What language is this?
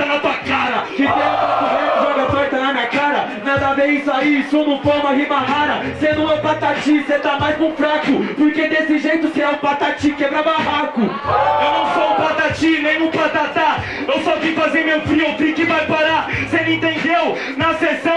Portuguese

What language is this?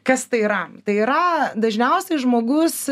Lithuanian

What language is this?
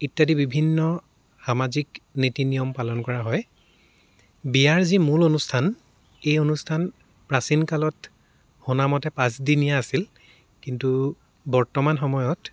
Assamese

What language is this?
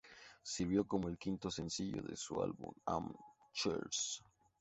Spanish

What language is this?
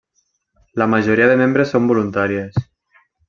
Catalan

